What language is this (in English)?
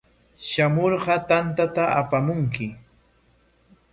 Corongo Ancash Quechua